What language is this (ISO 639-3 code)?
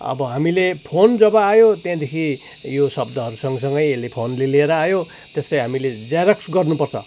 nep